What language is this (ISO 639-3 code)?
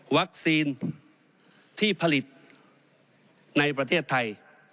tha